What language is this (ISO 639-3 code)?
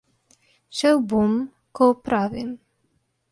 slv